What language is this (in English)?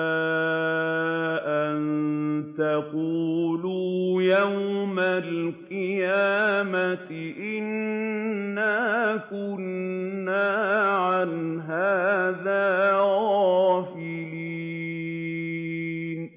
Arabic